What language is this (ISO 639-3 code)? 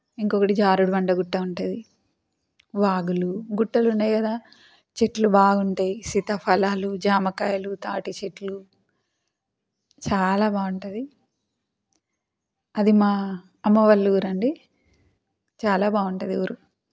tel